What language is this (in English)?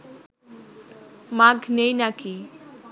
Bangla